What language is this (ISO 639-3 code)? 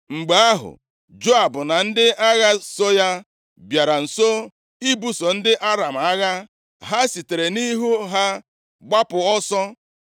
ibo